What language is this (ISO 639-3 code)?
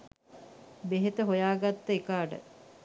sin